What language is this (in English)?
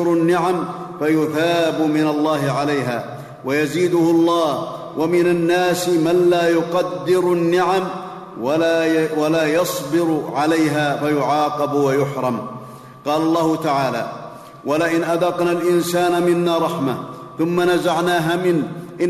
Arabic